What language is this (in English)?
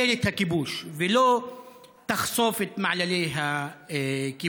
Hebrew